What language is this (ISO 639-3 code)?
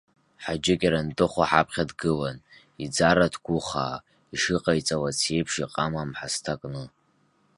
abk